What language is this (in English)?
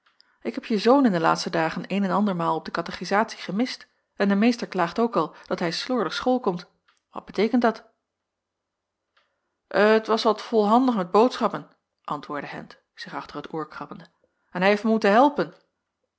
Dutch